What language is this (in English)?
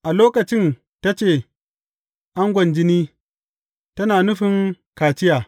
Hausa